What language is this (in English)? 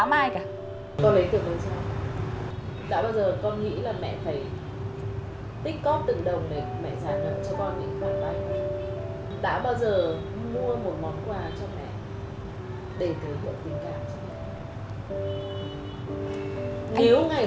Vietnamese